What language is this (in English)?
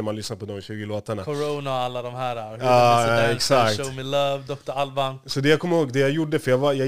Swedish